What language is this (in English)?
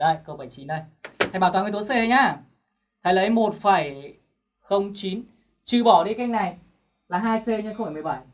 Vietnamese